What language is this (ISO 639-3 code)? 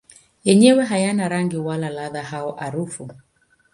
swa